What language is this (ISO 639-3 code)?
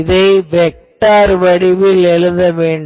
tam